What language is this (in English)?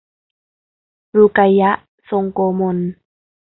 Thai